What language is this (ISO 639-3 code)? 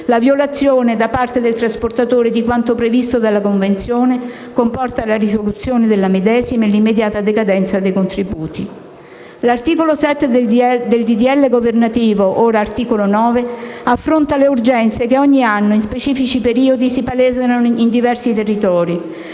ita